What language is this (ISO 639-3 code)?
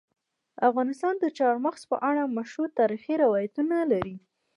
pus